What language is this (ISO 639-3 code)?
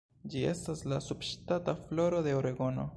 epo